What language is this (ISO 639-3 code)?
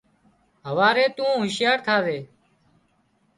kxp